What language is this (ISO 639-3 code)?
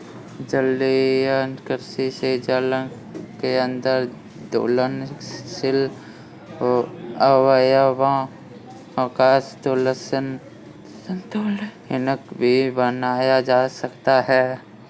hin